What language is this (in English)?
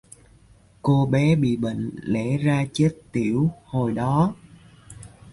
Vietnamese